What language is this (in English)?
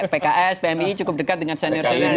Indonesian